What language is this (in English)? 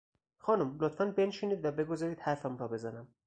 Persian